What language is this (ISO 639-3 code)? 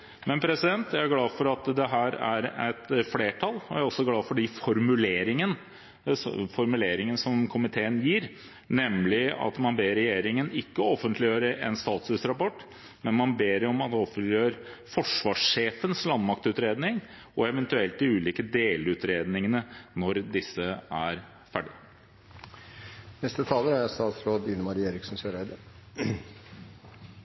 nob